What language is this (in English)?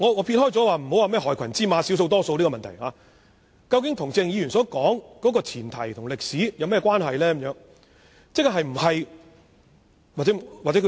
Cantonese